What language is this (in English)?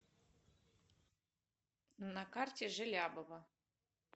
Russian